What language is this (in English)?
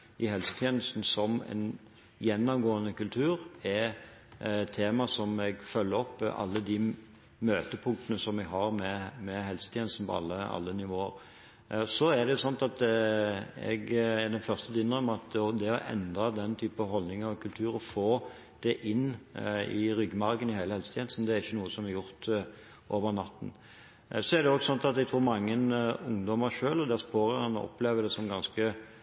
Norwegian Bokmål